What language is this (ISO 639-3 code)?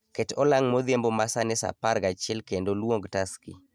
luo